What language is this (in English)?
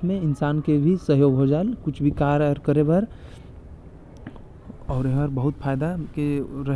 Korwa